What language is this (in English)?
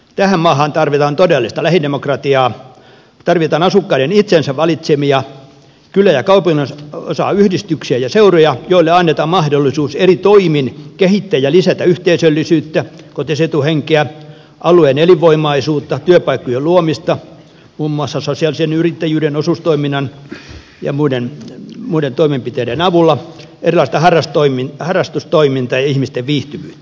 Finnish